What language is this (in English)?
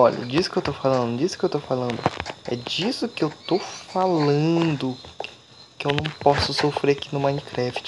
Portuguese